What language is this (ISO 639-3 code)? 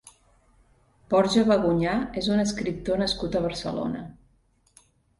cat